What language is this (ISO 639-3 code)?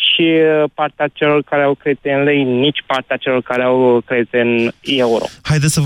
ron